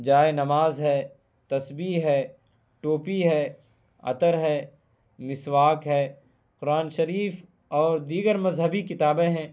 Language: Urdu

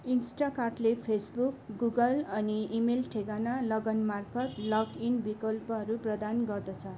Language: Nepali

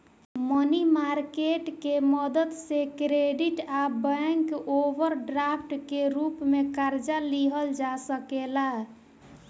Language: Bhojpuri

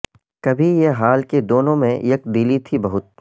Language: Urdu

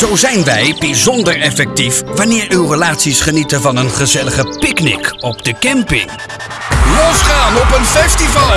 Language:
Dutch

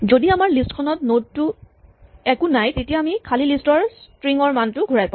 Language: Assamese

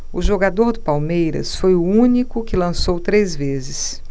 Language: Portuguese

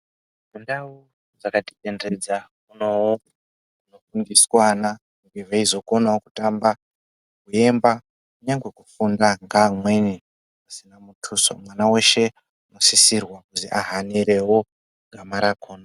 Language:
Ndau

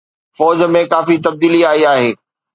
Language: Sindhi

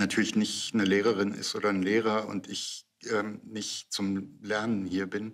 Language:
German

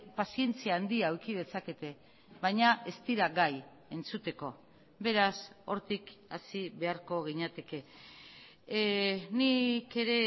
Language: Basque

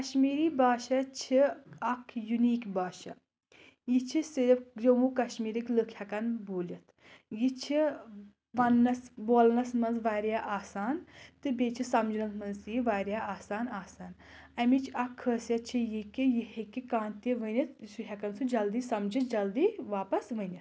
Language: Kashmiri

